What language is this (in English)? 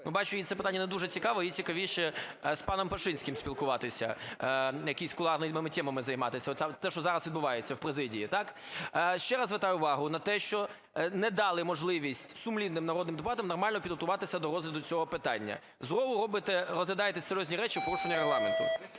Ukrainian